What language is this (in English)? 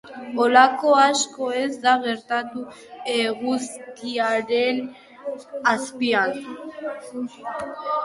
Basque